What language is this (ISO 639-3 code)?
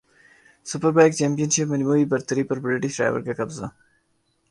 urd